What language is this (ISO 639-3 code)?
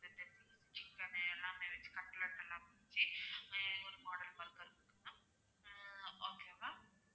tam